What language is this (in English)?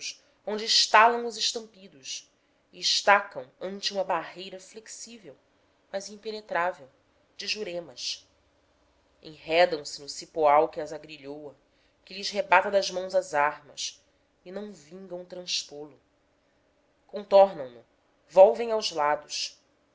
Portuguese